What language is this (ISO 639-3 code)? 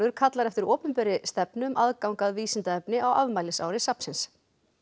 isl